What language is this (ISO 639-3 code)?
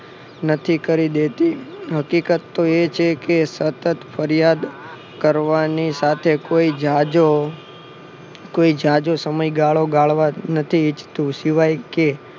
guj